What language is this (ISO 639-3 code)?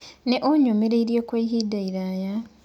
kik